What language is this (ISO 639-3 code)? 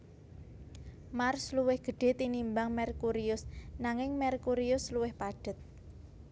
jav